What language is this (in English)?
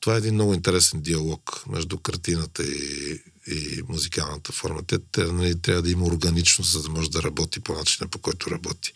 Bulgarian